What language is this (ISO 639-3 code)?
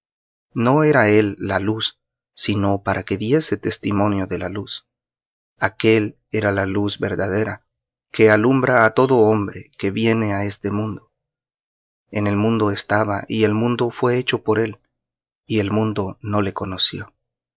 spa